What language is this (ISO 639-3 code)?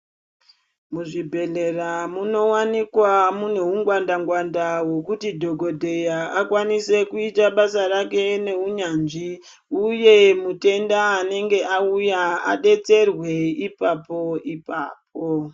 ndc